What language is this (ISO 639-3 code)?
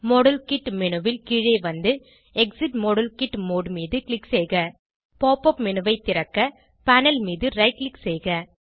tam